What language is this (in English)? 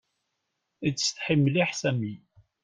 Kabyle